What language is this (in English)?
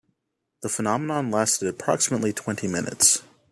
English